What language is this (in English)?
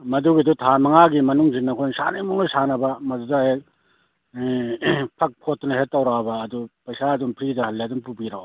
Manipuri